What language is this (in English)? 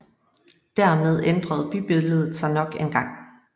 Danish